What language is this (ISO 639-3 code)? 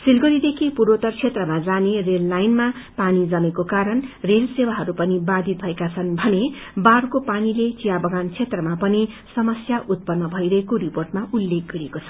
nep